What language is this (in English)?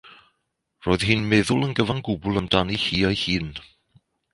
Welsh